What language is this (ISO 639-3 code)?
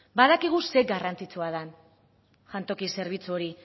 eus